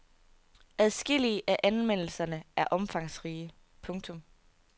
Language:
Danish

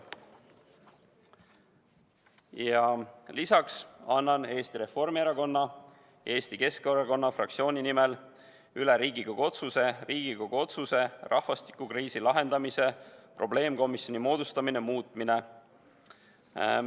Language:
Estonian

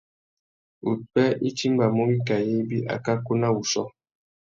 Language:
Tuki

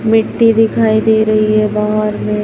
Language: Hindi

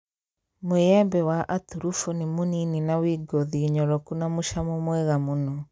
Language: Kikuyu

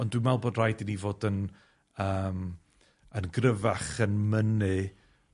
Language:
Welsh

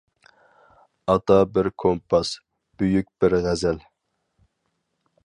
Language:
Uyghur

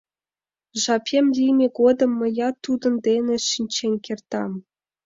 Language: Mari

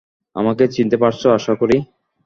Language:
Bangla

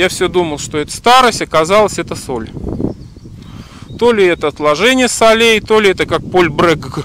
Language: Russian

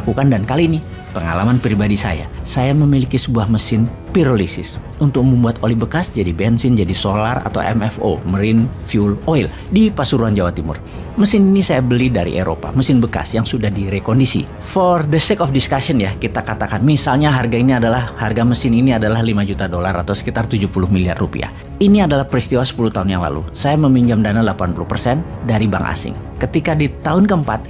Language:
Indonesian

